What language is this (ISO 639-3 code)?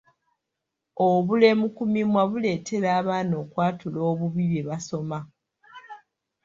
lug